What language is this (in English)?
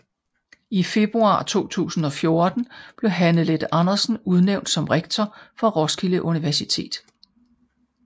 Danish